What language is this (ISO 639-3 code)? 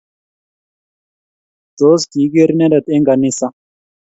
kln